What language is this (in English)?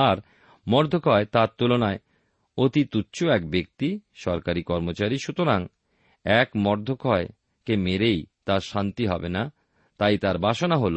Bangla